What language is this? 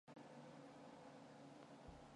Mongolian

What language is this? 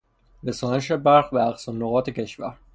Persian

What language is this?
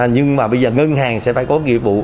Vietnamese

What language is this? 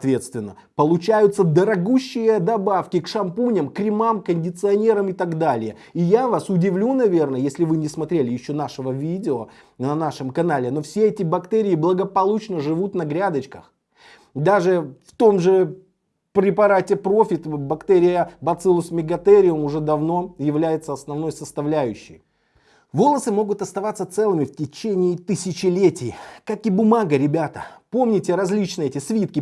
Russian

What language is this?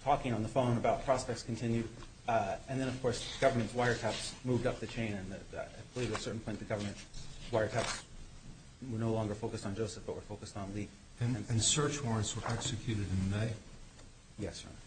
English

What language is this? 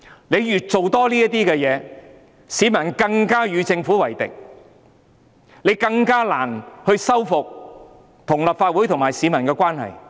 Cantonese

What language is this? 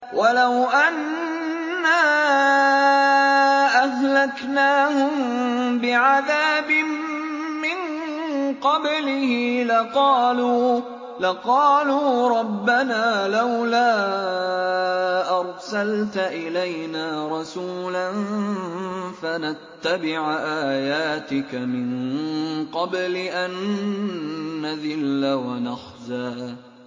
Arabic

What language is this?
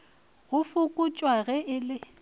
Northern Sotho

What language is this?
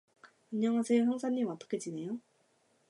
Korean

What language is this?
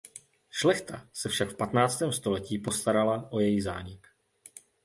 Czech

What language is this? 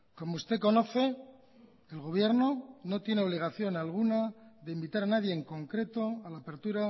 Spanish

